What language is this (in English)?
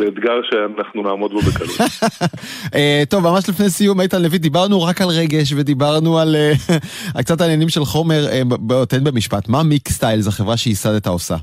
Hebrew